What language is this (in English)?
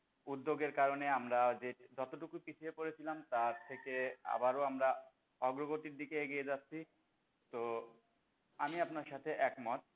Bangla